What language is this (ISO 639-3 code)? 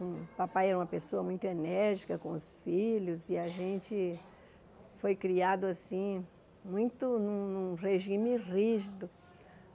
por